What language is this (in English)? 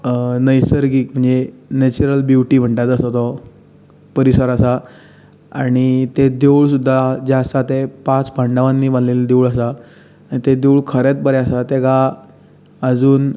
Konkani